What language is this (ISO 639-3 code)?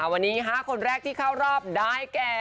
tha